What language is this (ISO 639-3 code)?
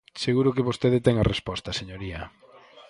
glg